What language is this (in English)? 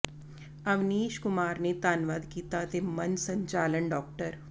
Punjabi